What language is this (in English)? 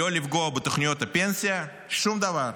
Hebrew